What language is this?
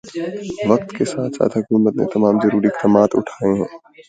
Urdu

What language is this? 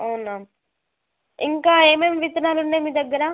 Telugu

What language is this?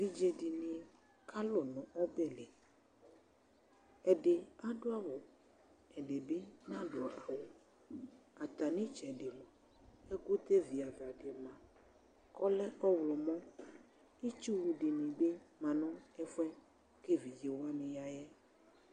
Ikposo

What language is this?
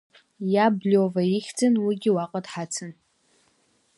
Abkhazian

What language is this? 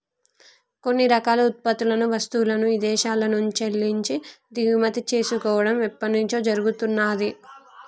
Telugu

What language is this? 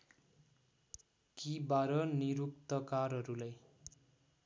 Nepali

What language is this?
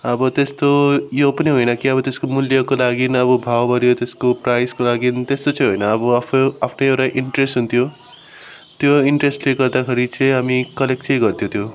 Nepali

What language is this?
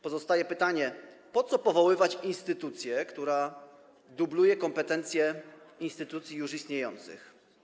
Polish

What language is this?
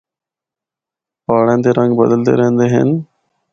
Northern Hindko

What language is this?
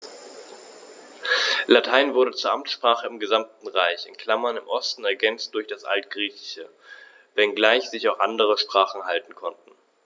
German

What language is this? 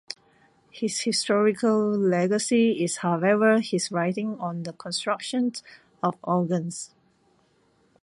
English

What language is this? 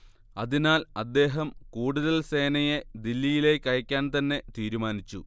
Malayalam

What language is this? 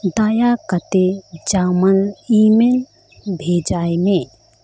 Santali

